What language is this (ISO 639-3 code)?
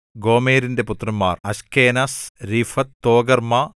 mal